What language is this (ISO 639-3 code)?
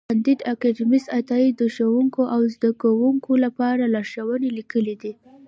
pus